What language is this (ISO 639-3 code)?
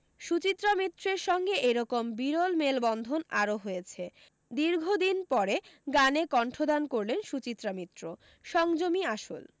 ben